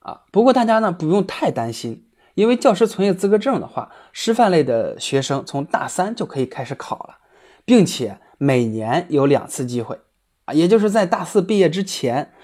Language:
Chinese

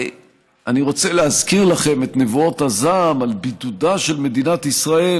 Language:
Hebrew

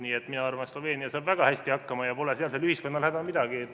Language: Estonian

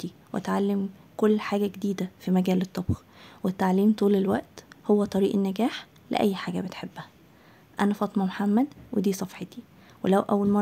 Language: Arabic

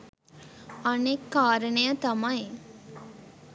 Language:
Sinhala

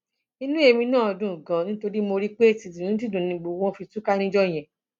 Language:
Yoruba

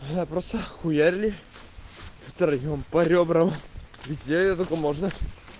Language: Russian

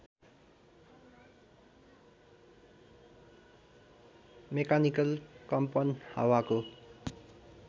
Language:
Nepali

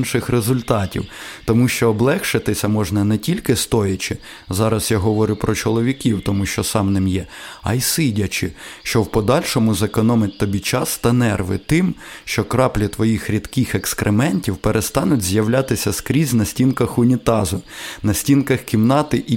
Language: Ukrainian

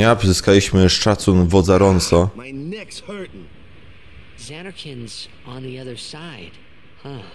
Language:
Polish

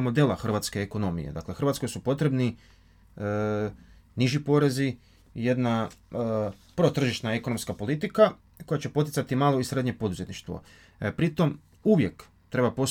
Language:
Croatian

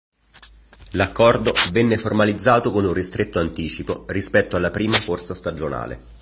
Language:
Italian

